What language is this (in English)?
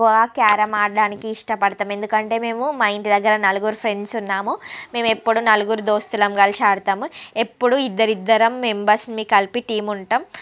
Telugu